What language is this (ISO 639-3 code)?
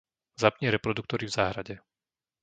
slk